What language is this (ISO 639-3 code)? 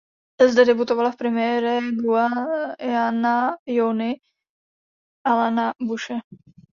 ces